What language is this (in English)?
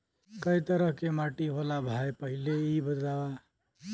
Bhojpuri